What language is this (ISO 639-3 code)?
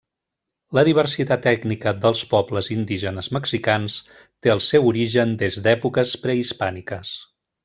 cat